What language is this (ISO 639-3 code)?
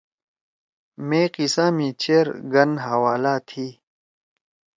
trw